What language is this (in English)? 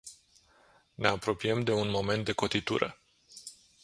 Romanian